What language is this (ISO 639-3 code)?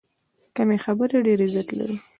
pus